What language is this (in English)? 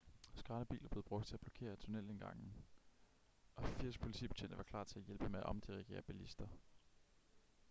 Danish